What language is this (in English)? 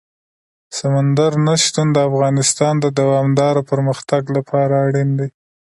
Pashto